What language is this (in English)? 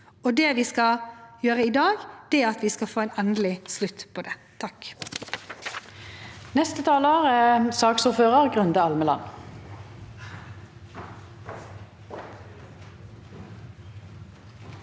Norwegian